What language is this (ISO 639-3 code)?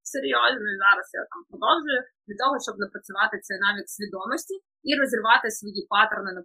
ukr